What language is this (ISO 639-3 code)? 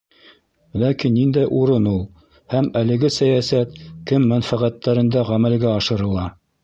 bak